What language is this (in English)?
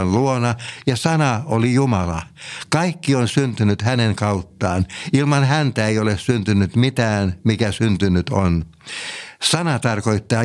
Finnish